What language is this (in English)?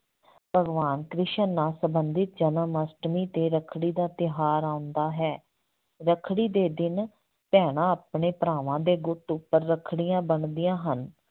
Punjabi